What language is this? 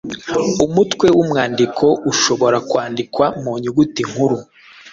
Kinyarwanda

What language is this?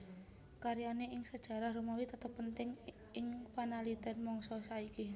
Javanese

